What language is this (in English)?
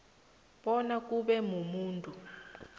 South Ndebele